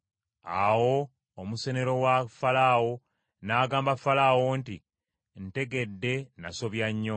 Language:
Ganda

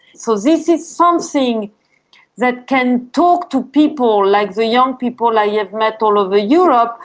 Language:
English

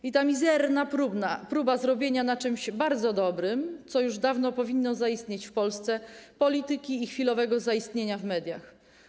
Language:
Polish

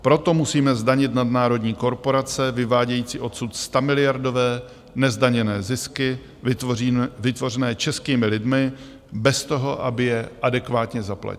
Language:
Czech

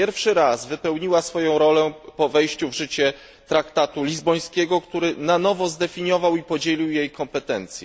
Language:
Polish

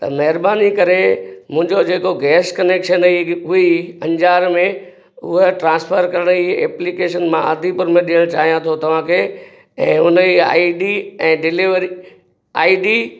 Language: Sindhi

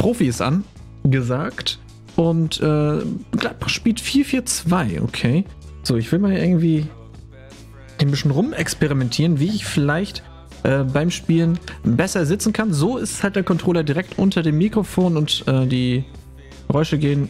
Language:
German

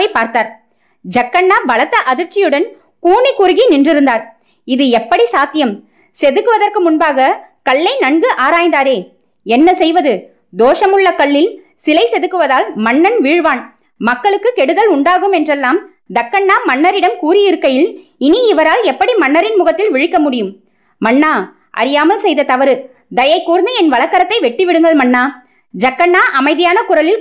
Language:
Tamil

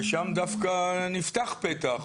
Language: Hebrew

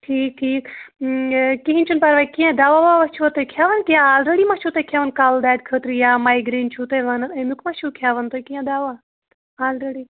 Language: Kashmiri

